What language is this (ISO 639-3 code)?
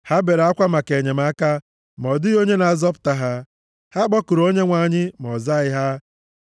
ibo